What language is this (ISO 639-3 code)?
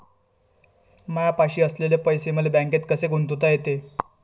mar